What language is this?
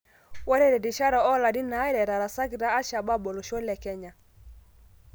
Masai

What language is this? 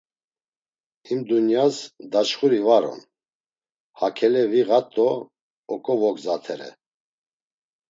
Laz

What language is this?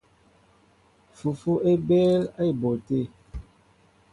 Mbo (Cameroon)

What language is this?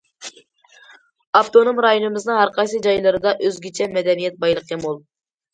Uyghur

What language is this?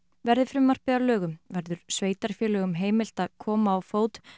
Icelandic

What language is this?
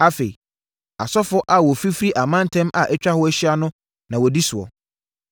Akan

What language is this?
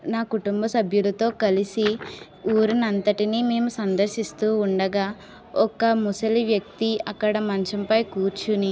Telugu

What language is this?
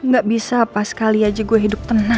Indonesian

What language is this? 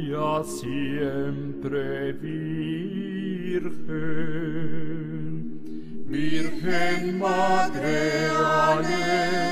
Romanian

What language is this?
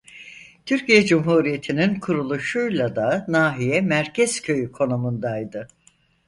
Turkish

